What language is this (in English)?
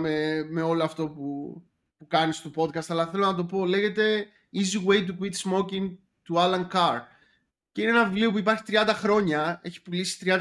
Greek